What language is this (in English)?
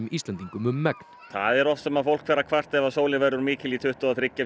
Icelandic